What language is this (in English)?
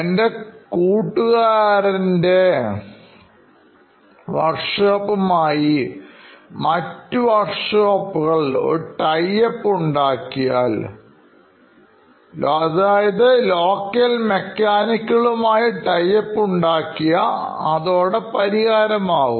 Malayalam